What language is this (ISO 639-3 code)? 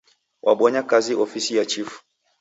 dav